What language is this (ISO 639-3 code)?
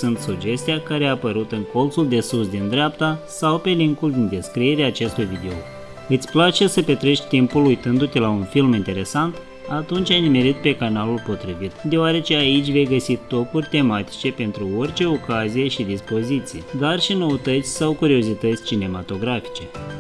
ron